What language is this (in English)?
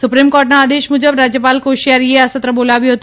Gujarati